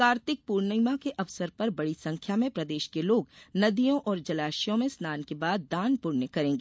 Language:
Hindi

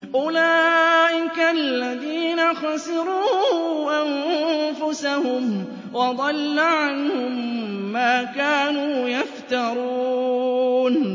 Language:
Arabic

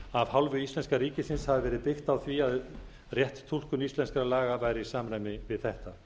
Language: Icelandic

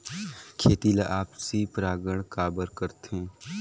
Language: Chhattisgarhi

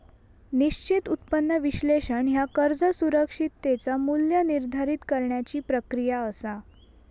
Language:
Marathi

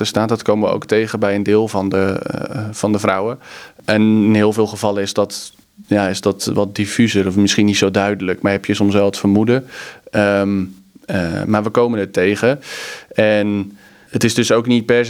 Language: Dutch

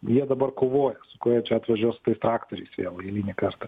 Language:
Lithuanian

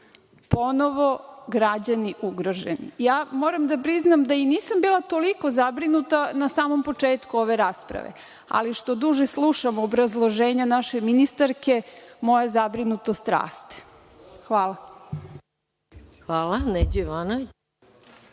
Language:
Serbian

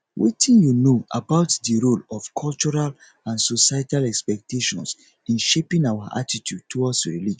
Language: Nigerian Pidgin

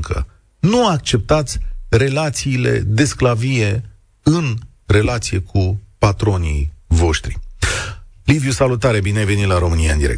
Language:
Romanian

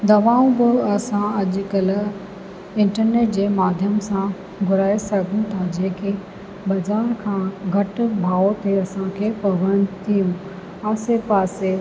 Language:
Sindhi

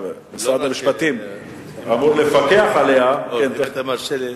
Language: Hebrew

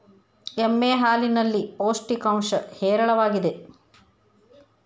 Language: Kannada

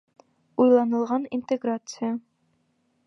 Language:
Bashkir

